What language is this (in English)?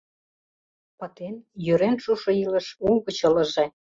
Mari